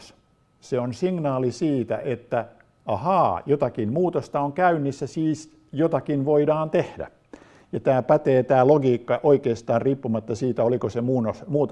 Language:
Finnish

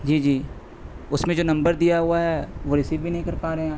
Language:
Urdu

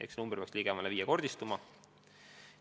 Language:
Estonian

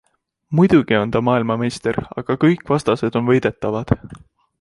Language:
Estonian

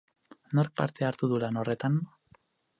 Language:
Basque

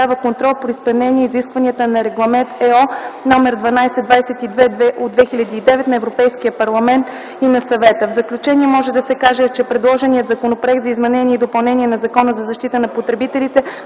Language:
Bulgarian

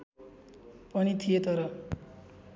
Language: Nepali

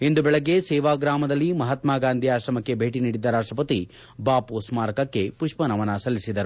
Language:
Kannada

